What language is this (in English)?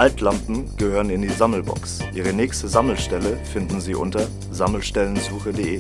German